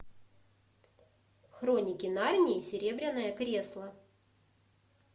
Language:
Russian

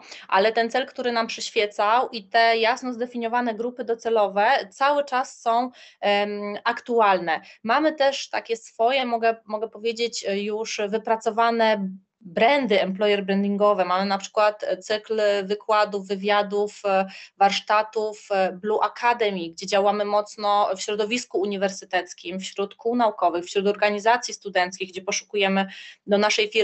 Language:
Polish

